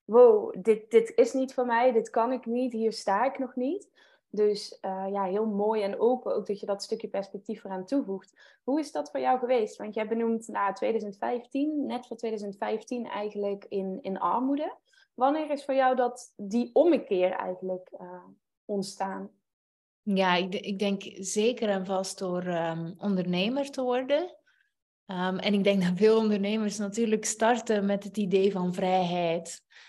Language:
Dutch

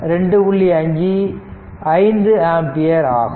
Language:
Tamil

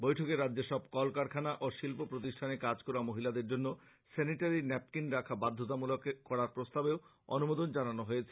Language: Bangla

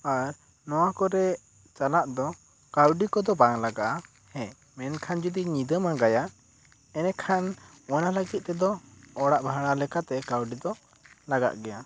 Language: Santali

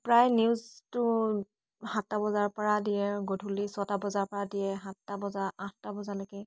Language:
Assamese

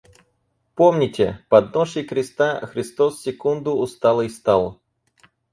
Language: Russian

